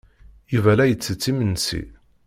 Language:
Kabyle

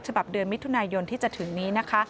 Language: Thai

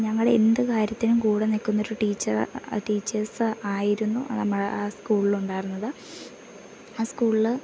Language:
Malayalam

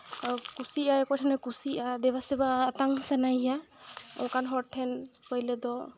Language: Santali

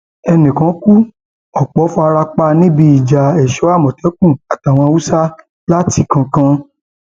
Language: Yoruba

